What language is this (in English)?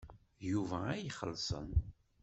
Kabyle